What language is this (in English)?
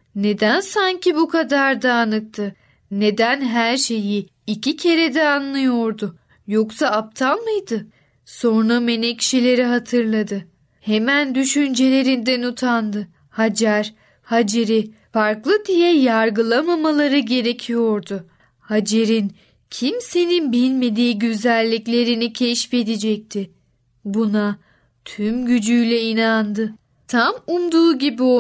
Turkish